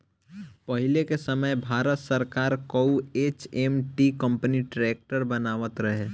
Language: Bhojpuri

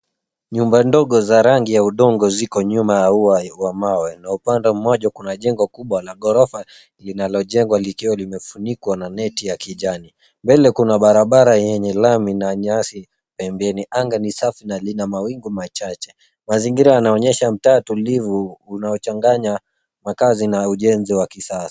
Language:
Swahili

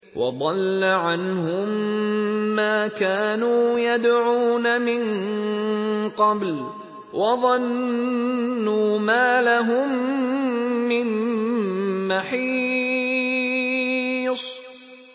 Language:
Arabic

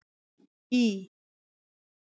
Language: Icelandic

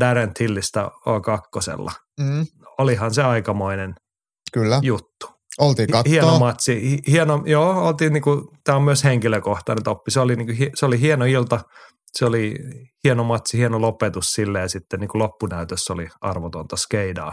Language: Finnish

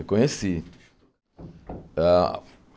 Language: Portuguese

